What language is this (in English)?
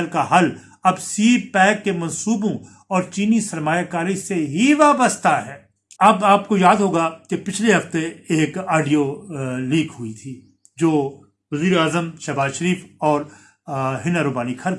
Urdu